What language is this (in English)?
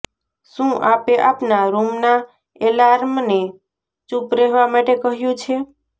Gujarati